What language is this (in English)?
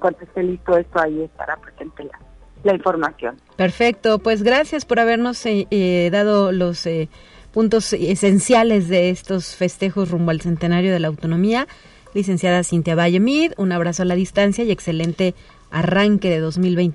Spanish